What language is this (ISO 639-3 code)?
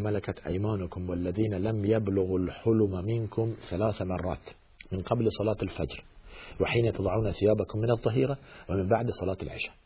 fas